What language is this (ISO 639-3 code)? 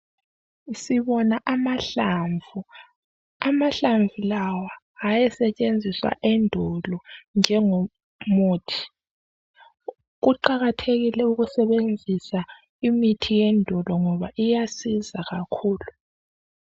nde